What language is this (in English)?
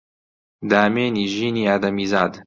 Central Kurdish